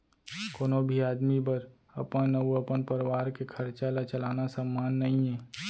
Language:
Chhattisgarhi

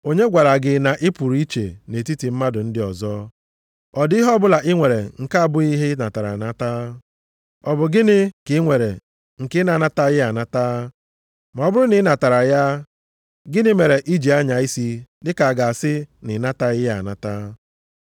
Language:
Igbo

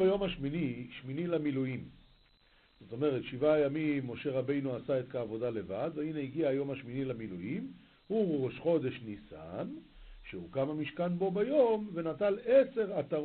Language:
Hebrew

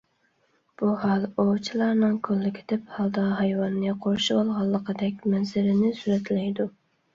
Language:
Uyghur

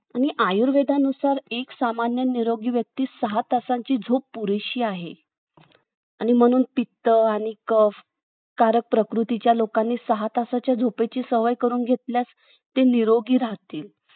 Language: Marathi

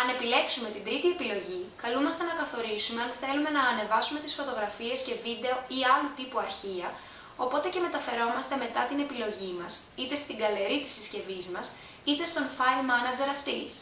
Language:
Greek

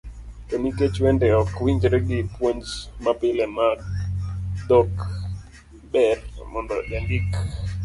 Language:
Luo (Kenya and Tanzania)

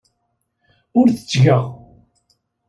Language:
Kabyle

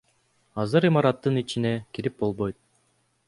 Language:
Kyrgyz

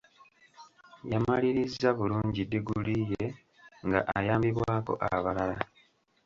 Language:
Ganda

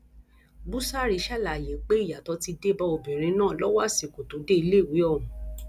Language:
Yoruba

